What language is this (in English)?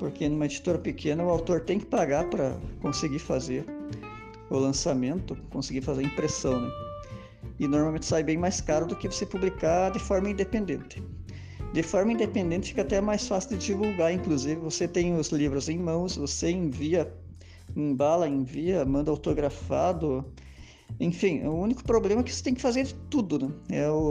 Portuguese